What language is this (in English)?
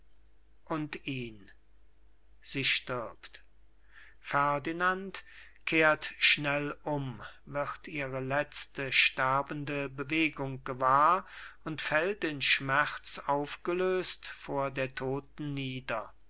German